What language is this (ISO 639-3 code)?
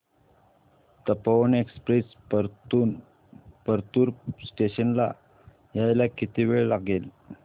mar